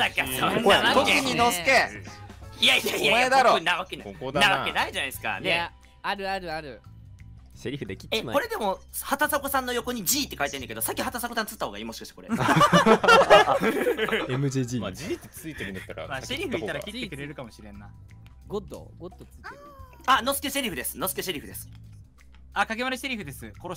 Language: Japanese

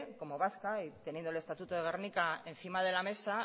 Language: Spanish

